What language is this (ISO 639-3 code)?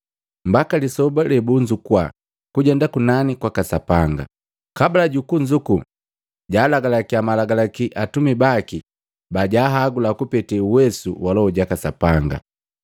mgv